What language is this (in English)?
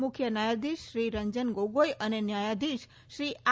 Gujarati